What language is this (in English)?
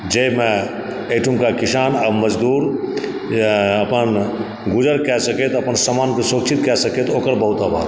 Maithili